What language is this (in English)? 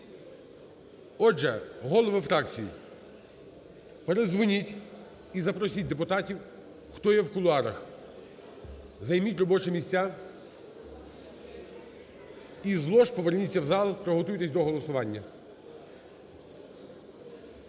Ukrainian